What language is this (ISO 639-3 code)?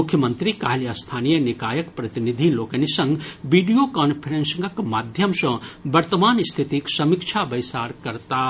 mai